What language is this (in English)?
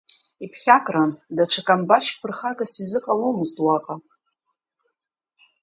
Abkhazian